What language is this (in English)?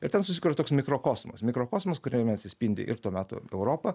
Lithuanian